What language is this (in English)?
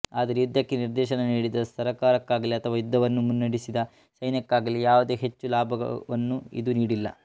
Kannada